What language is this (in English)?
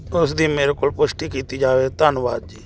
Punjabi